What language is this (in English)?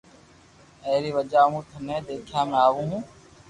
Loarki